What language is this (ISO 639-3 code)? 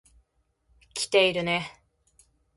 jpn